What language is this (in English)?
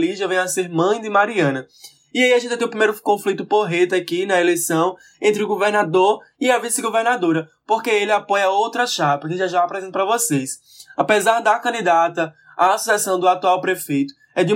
Portuguese